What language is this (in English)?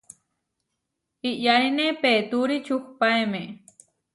Huarijio